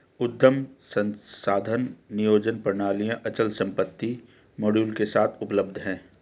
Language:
Hindi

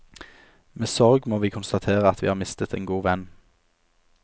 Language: Norwegian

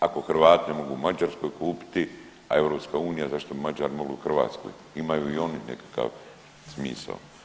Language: Croatian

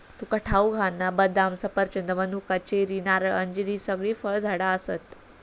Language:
Marathi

